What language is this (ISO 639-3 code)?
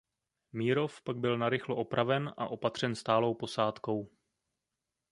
ces